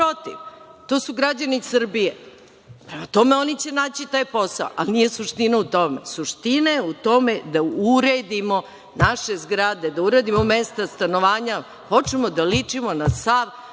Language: Serbian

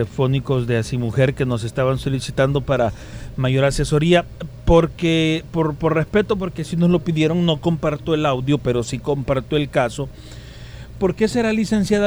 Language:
Spanish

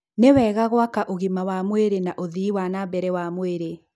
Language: Kikuyu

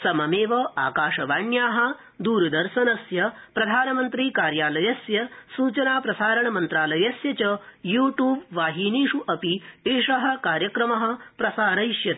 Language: Sanskrit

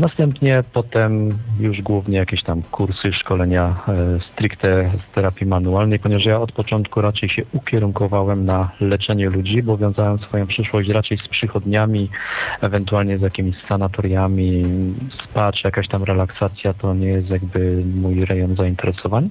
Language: Polish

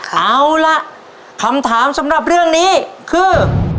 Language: Thai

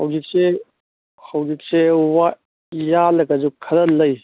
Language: Manipuri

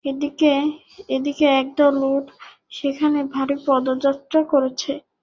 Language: Bangla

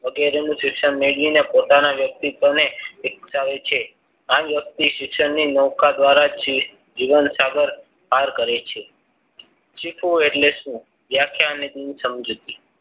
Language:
Gujarati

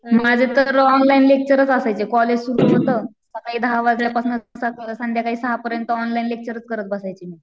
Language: Marathi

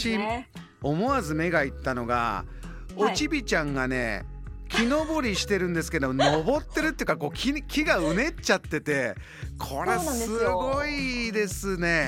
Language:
Japanese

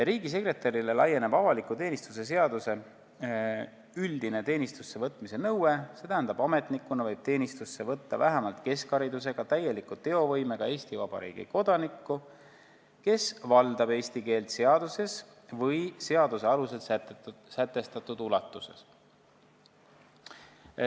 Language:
Estonian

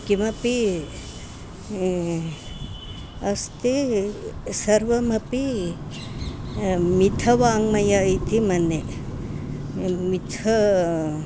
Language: Sanskrit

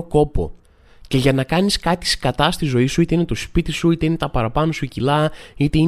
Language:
Greek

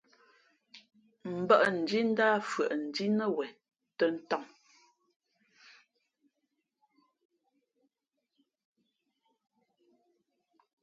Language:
Fe'fe'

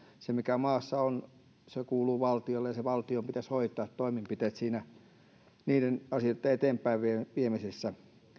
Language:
Finnish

